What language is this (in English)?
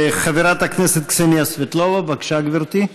Hebrew